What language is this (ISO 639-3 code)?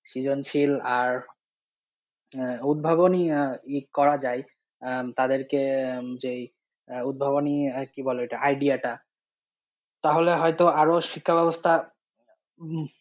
ben